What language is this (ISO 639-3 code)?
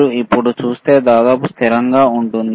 tel